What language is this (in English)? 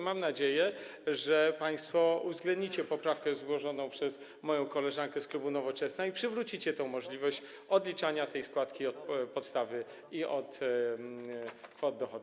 Polish